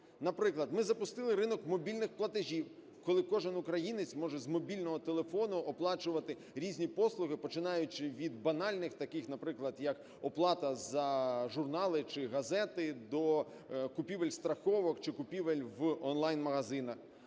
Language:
Ukrainian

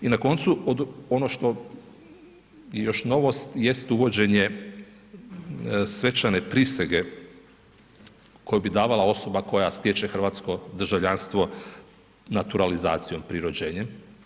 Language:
Croatian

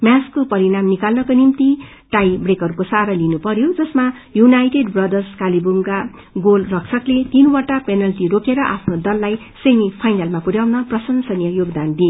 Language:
Nepali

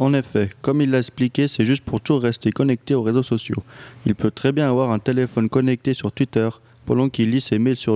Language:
French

